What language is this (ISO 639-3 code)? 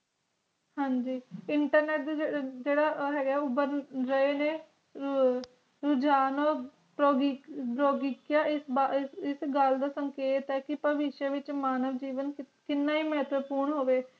pan